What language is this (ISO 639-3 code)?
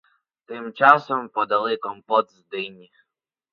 ukr